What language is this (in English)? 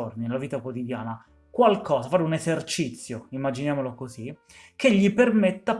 Italian